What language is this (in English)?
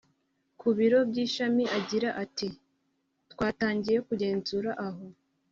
Kinyarwanda